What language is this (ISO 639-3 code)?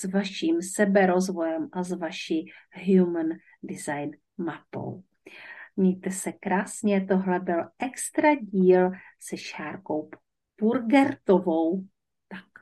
ces